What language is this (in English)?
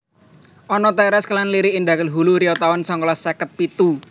Javanese